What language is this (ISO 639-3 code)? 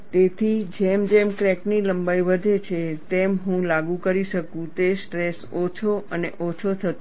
guj